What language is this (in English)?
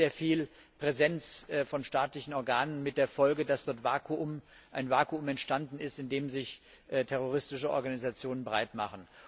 German